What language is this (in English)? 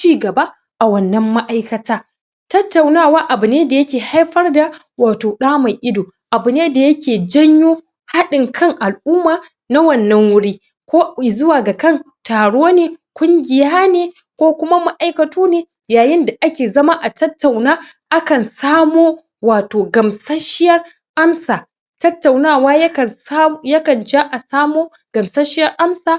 Hausa